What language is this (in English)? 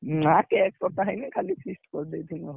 Odia